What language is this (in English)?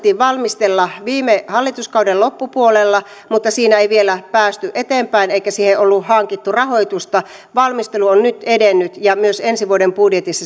Finnish